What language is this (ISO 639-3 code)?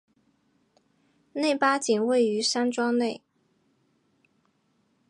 zho